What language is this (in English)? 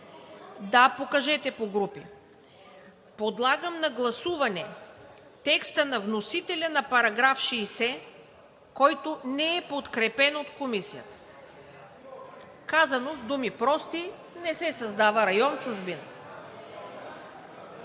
Bulgarian